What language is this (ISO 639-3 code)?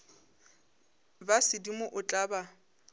nso